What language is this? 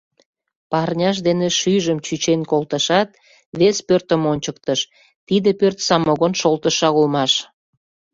Mari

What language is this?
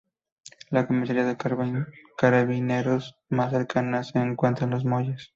Spanish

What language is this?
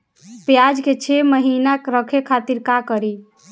Bhojpuri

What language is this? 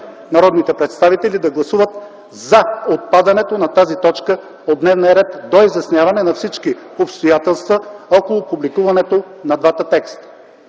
Bulgarian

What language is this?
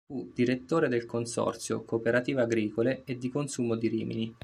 Italian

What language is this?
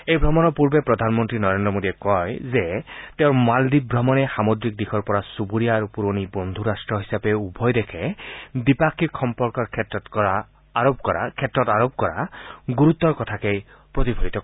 Assamese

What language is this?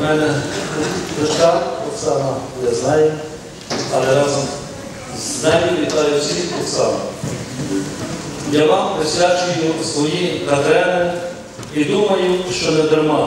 Ukrainian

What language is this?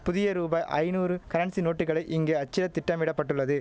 Tamil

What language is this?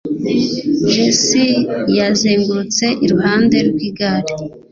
Kinyarwanda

